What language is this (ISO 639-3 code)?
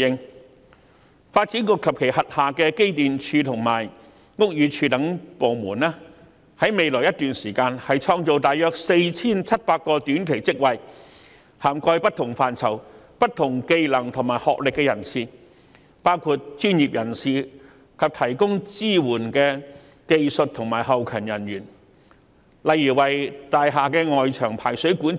yue